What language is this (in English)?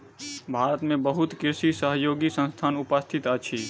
Maithili